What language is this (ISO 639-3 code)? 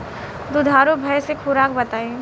bho